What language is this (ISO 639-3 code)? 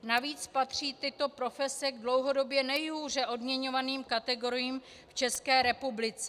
ces